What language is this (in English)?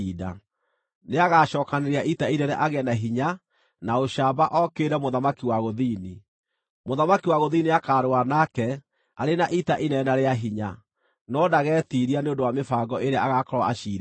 Kikuyu